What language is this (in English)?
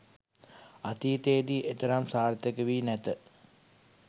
Sinhala